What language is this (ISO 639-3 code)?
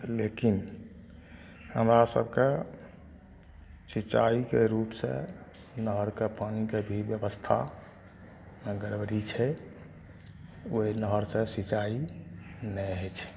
mai